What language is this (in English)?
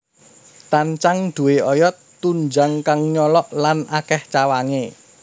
Javanese